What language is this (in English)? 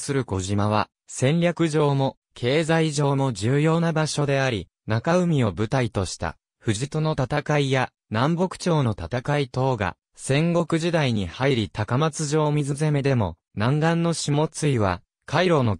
Japanese